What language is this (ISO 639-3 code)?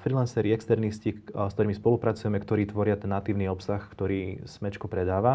slk